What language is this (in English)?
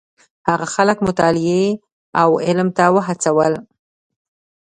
Pashto